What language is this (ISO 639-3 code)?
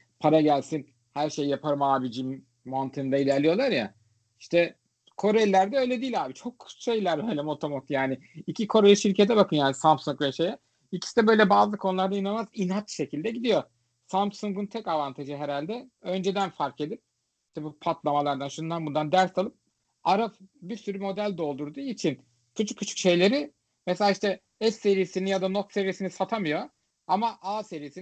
tur